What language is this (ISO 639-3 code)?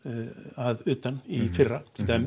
isl